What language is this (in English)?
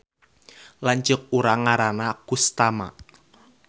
Sundanese